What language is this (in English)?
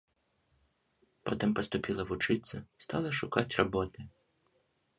Belarusian